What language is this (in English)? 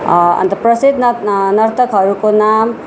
Nepali